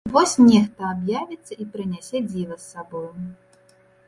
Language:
Belarusian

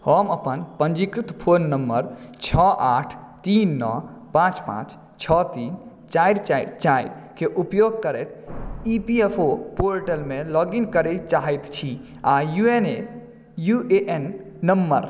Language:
Maithili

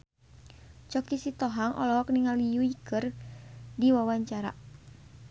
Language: Sundanese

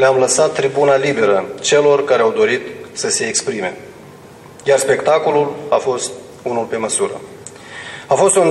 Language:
Romanian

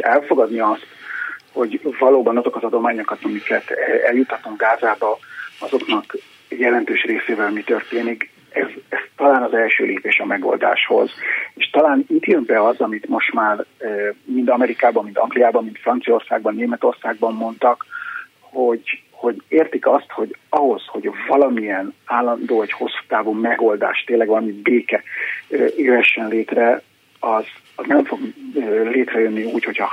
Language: Hungarian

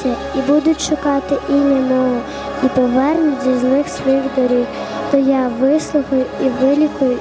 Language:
Ukrainian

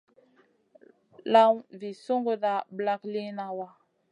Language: Masana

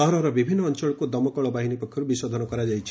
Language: Odia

